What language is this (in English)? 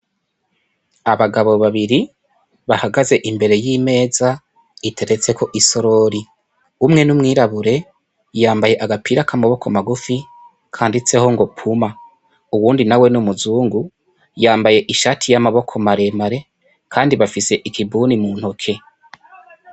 Rundi